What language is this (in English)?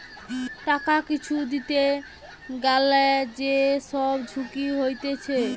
Bangla